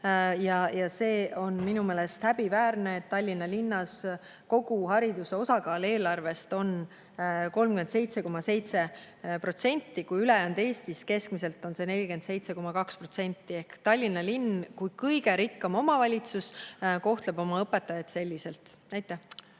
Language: Estonian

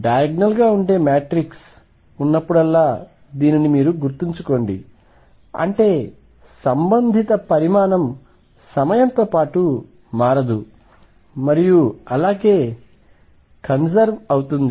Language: Telugu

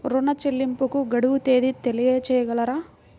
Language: Telugu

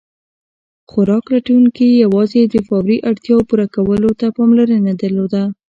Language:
Pashto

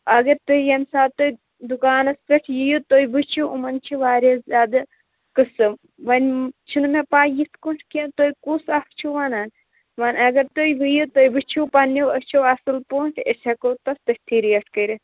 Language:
Kashmiri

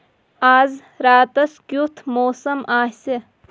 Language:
Kashmiri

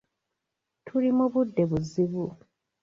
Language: Ganda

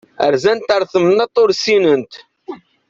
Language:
Kabyle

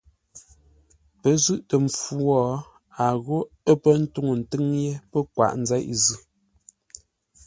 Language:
Ngombale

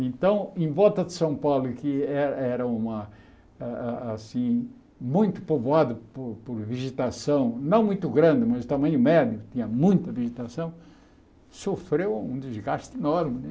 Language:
Portuguese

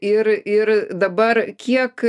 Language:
Lithuanian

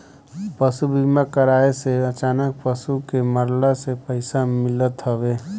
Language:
Bhojpuri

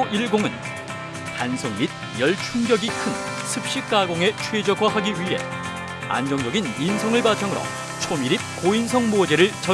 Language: Korean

